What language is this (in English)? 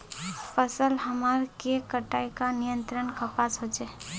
Magahi